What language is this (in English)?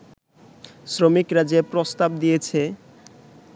Bangla